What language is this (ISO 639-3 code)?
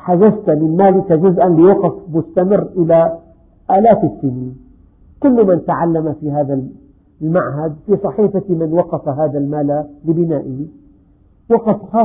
ara